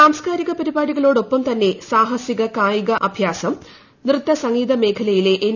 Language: Malayalam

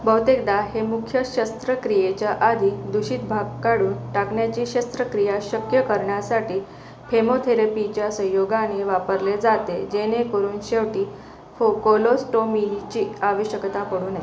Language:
Marathi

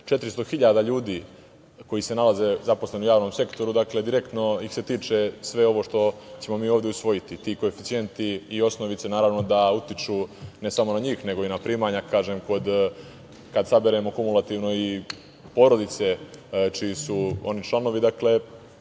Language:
Serbian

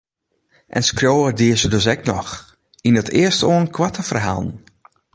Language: Western Frisian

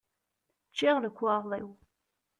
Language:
Kabyle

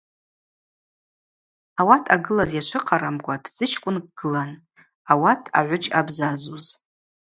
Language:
Abaza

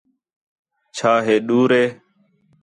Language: Khetrani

